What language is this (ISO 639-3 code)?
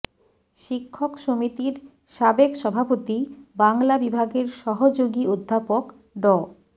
ben